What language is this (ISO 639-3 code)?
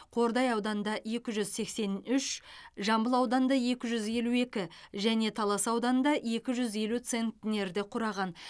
kaz